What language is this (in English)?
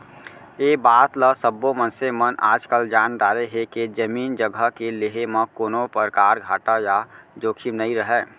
Chhattisgarhi